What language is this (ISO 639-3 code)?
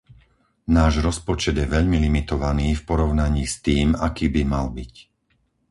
slk